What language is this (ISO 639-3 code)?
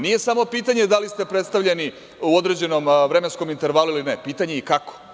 srp